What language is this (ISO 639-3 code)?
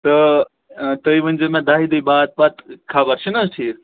kas